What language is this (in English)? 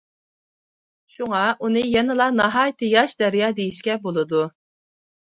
Uyghur